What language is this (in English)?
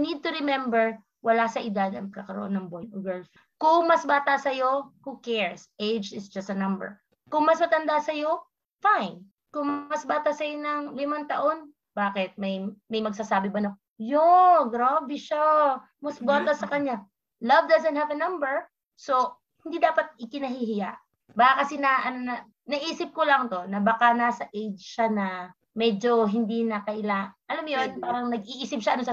Filipino